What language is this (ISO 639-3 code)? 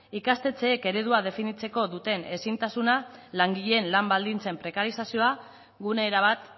eus